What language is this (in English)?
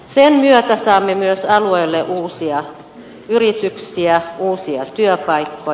Finnish